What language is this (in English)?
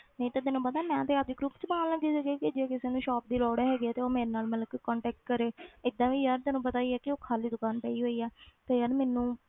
Punjabi